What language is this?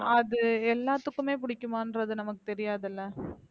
Tamil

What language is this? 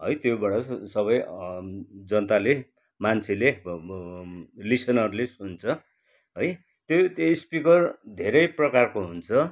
Nepali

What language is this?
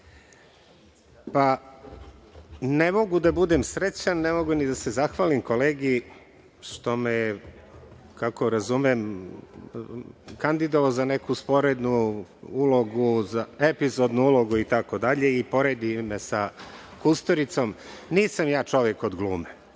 Serbian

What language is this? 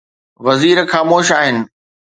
Sindhi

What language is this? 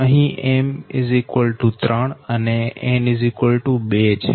Gujarati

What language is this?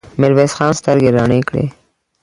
Pashto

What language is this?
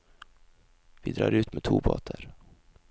Norwegian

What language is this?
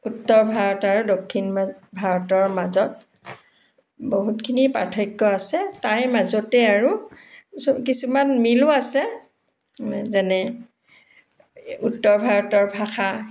Assamese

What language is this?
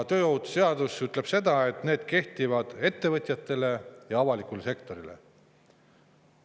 Estonian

